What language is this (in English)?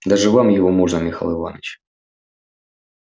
Russian